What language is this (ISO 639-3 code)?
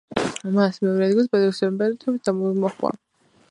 kat